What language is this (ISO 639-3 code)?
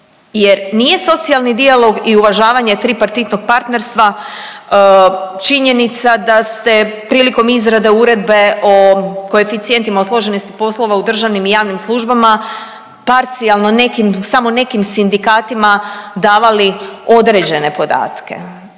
hrv